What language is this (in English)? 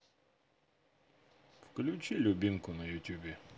Russian